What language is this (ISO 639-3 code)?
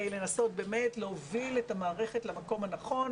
heb